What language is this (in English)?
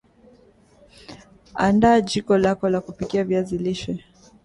Swahili